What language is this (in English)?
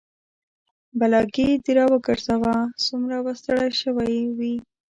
Pashto